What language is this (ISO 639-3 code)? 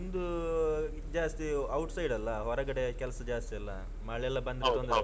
kan